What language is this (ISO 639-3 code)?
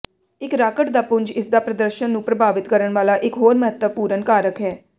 pan